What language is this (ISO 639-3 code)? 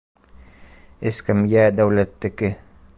bak